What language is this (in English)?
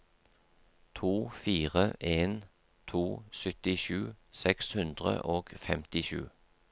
Norwegian